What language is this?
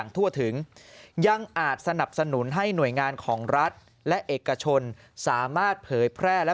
Thai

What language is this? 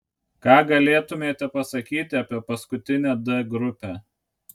Lithuanian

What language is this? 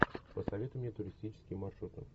Russian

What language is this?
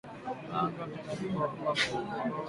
Swahili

